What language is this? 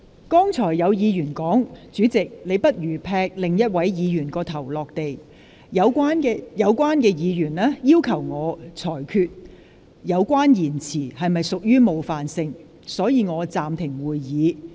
Cantonese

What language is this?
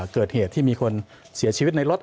Thai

